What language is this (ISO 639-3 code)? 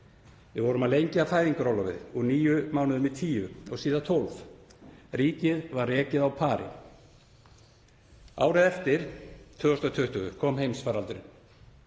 isl